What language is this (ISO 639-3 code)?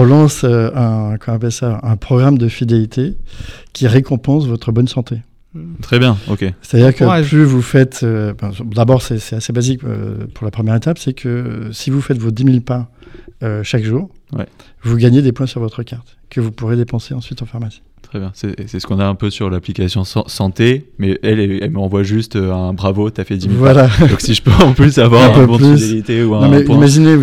fra